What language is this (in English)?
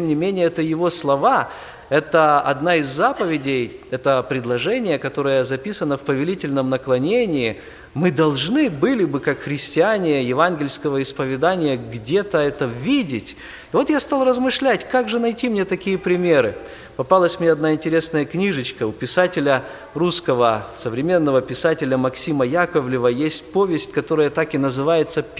Russian